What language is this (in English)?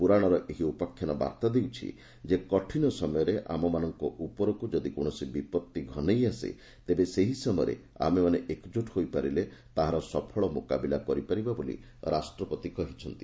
Odia